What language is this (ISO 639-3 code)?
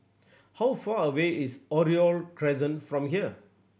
eng